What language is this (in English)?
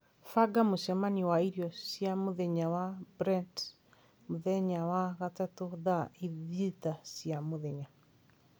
Kikuyu